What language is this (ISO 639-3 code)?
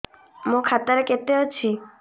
ori